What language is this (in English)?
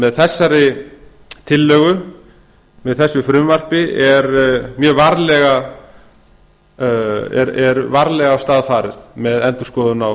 Icelandic